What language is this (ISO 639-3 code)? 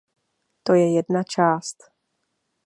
ces